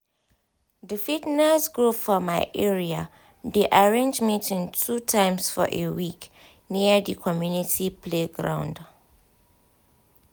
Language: Nigerian Pidgin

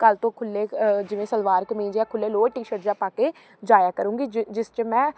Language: Punjabi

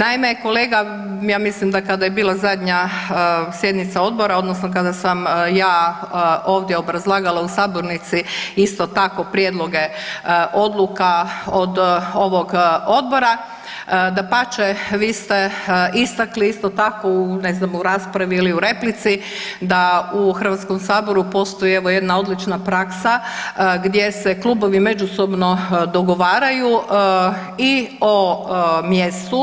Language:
Croatian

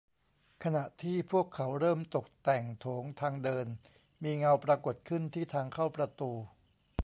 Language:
Thai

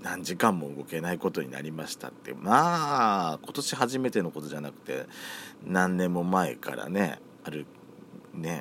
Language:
Japanese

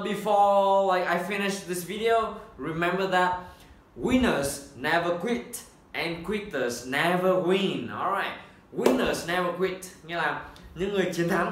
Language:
Vietnamese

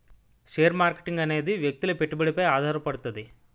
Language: Telugu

